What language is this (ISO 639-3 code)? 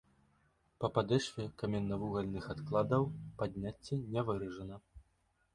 bel